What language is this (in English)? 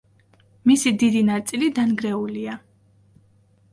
Georgian